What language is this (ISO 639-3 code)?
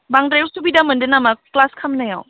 brx